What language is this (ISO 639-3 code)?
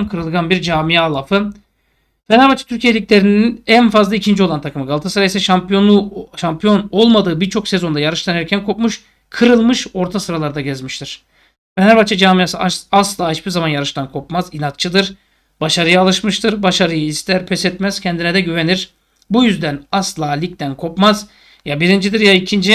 tur